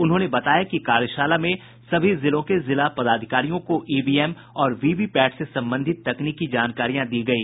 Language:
Hindi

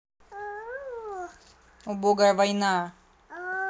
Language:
Russian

